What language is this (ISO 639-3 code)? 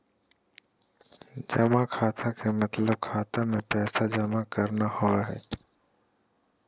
mag